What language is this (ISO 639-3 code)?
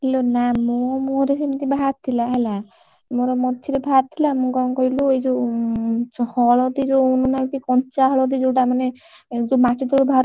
ori